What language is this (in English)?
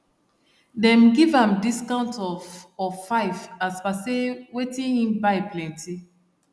Nigerian Pidgin